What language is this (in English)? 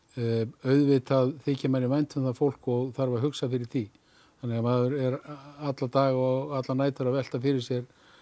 Icelandic